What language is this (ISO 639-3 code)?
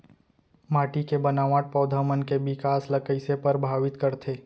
hne